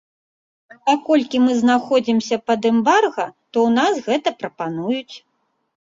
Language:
Belarusian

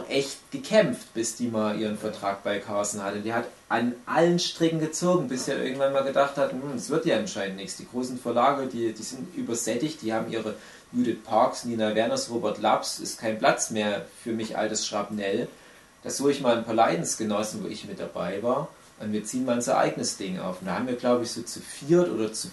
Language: German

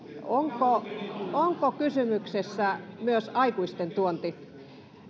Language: Finnish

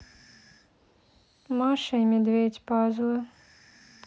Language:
Russian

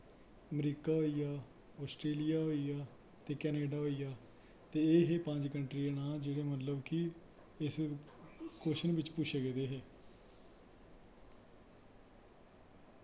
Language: Dogri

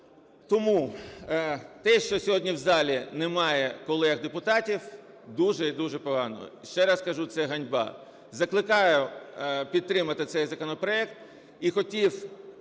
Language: Ukrainian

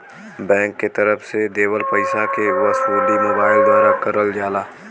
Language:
Bhojpuri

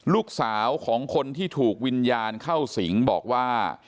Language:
Thai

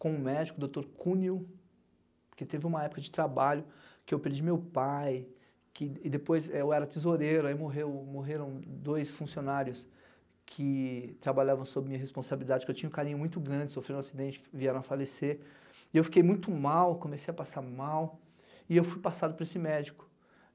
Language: Portuguese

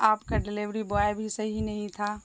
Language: Urdu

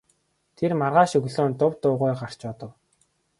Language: Mongolian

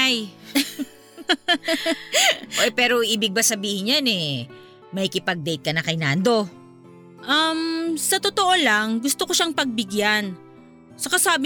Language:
Filipino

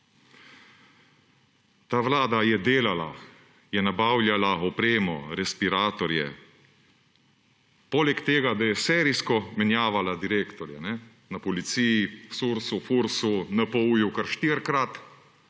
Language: Slovenian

